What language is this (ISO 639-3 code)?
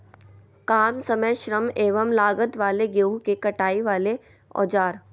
mag